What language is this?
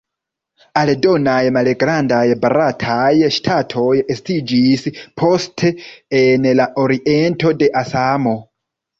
Esperanto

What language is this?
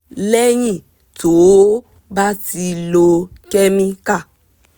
Yoruba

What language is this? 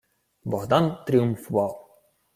Ukrainian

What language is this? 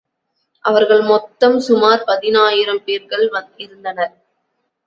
Tamil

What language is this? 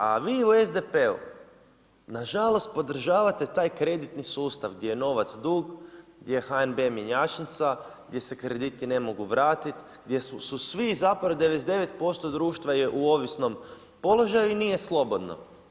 Croatian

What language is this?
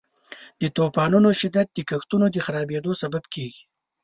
Pashto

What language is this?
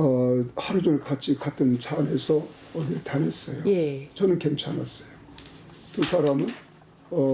Korean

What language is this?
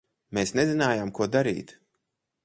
Latvian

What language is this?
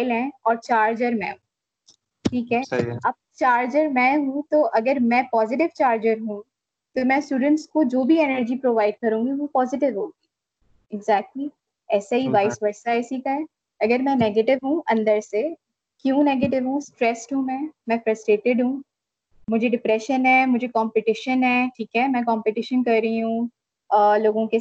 Urdu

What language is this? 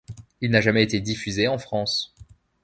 French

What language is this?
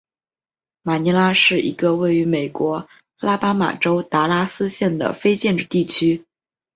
Chinese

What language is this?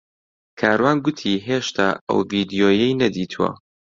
Central Kurdish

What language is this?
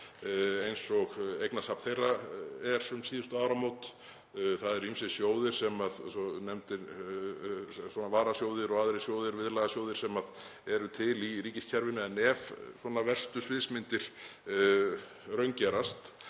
Icelandic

